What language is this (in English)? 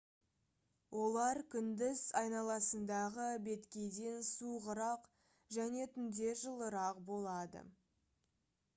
Kazakh